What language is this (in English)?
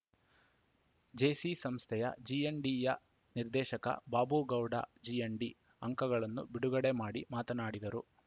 Kannada